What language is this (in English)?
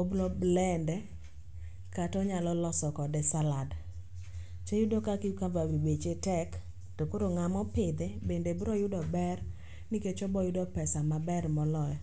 Luo (Kenya and Tanzania)